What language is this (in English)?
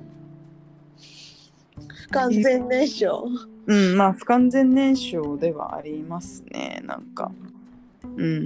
Japanese